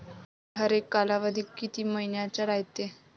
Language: Marathi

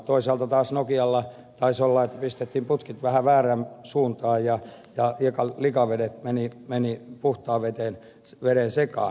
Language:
Finnish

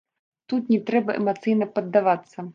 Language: Belarusian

